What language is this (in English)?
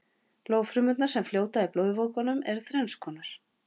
Icelandic